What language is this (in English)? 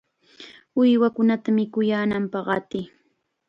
Chiquián Ancash Quechua